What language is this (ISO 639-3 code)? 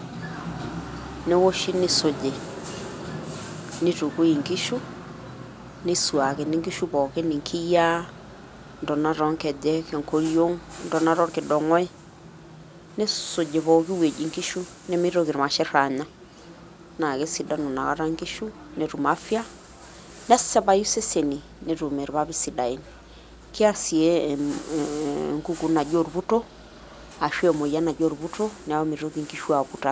mas